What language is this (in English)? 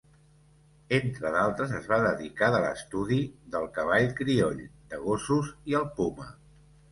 Catalan